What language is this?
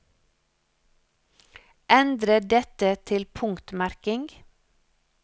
Norwegian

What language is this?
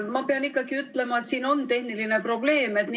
Estonian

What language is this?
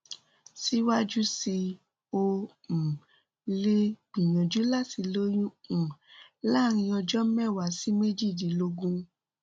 Yoruba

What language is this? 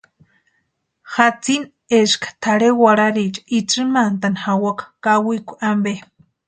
Western Highland Purepecha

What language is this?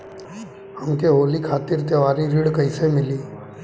Bhojpuri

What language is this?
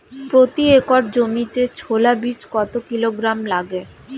Bangla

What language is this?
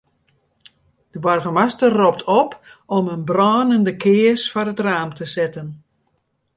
Western Frisian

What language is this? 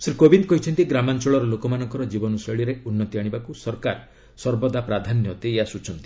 Odia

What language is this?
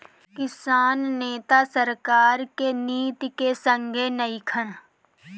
Bhojpuri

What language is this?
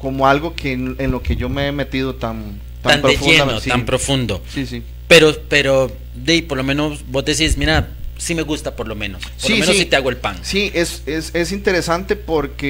Spanish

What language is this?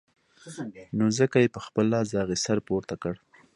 Pashto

